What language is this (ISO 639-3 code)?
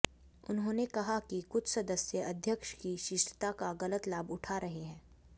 hin